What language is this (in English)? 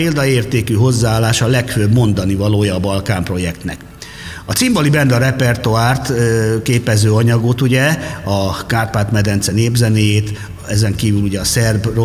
Hungarian